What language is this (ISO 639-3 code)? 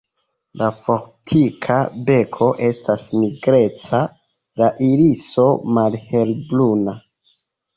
epo